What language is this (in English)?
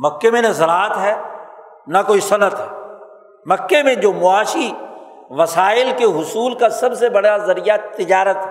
Urdu